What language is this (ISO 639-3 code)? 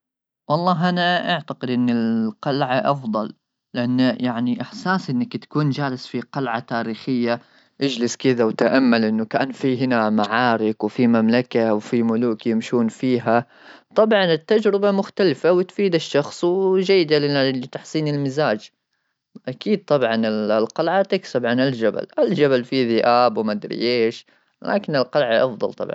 afb